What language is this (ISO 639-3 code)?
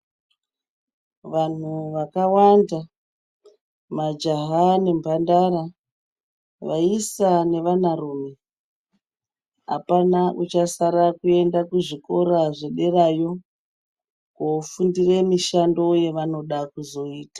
ndc